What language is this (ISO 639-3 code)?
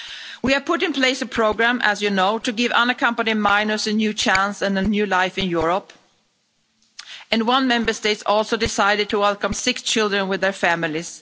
eng